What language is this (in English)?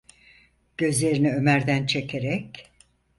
Turkish